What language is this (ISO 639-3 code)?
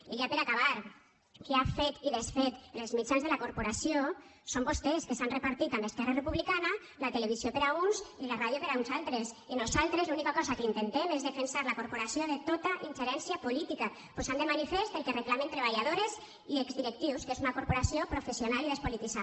cat